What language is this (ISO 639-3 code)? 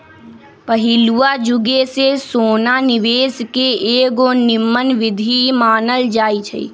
mag